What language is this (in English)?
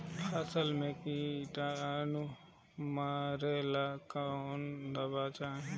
Bhojpuri